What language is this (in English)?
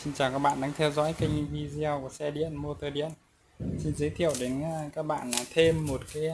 Vietnamese